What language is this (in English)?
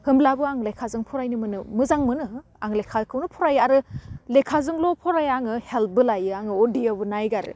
Bodo